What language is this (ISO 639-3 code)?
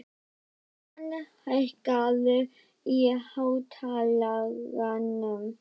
isl